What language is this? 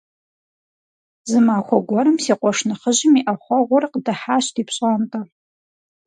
Kabardian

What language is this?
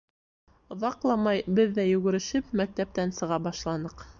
Bashkir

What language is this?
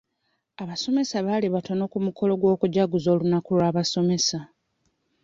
Ganda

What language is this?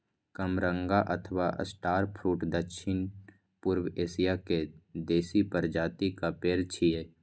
Maithili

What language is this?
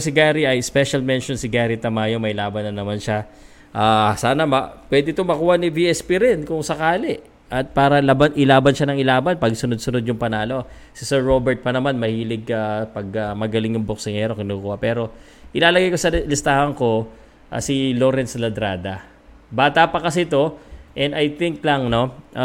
Filipino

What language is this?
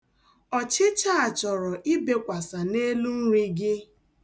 Igbo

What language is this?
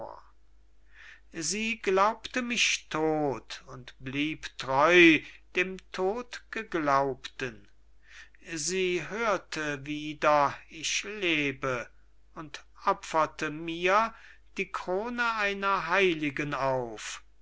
German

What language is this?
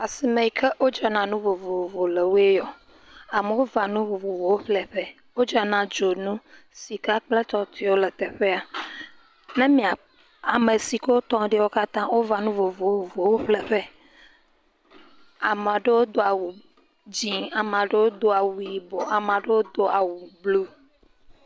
Ewe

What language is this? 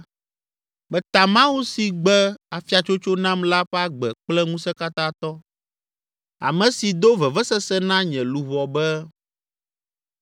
Ewe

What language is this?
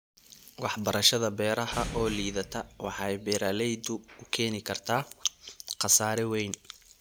Somali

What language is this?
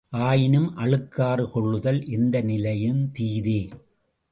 Tamil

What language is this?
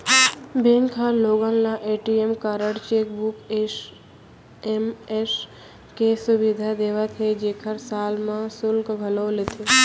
Chhattisgarhi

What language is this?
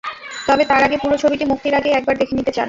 Bangla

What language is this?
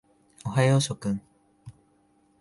Japanese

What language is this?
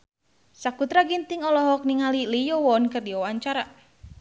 Sundanese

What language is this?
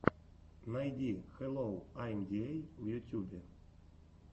Russian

